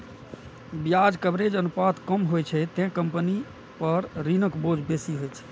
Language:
Maithili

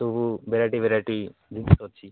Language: Odia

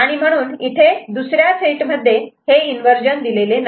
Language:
Marathi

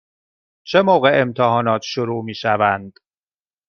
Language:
Persian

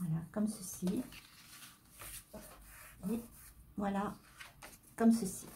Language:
French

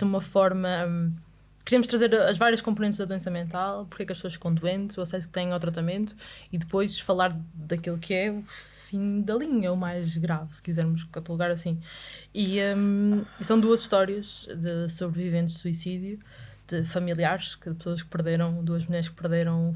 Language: Portuguese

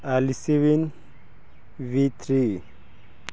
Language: Punjabi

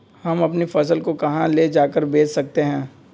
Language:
Magahi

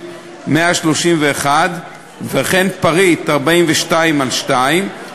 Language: Hebrew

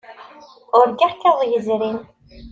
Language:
Kabyle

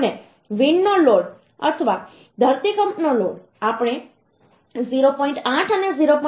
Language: Gujarati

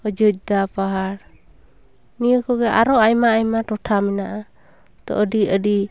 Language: Santali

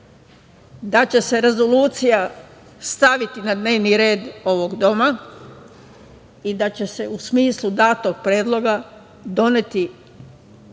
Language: Serbian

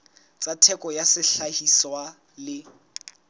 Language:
Southern Sotho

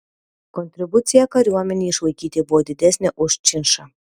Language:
Lithuanian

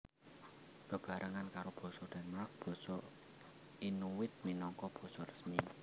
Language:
Javanese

